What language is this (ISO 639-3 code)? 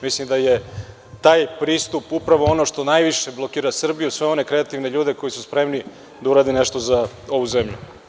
srp